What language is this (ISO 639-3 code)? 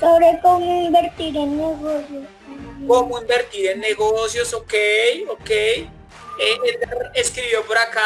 spa